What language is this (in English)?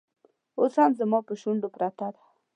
Pashto